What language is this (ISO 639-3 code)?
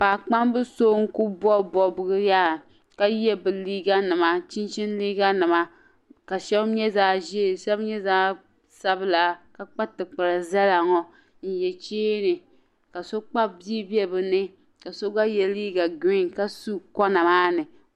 dag